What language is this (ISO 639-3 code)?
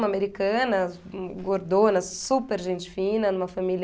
por